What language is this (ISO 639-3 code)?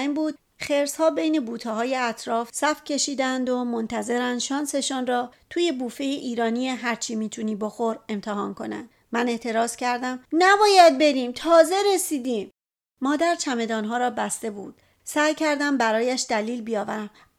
fas